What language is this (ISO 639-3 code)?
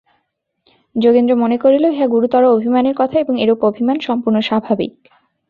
ben